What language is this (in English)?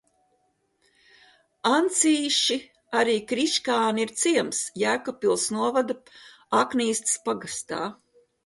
Latvian